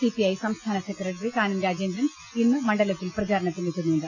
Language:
Malayalam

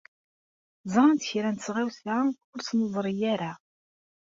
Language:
Kabyle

